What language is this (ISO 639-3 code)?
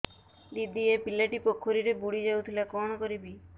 ori